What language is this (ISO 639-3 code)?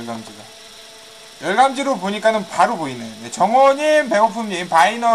kor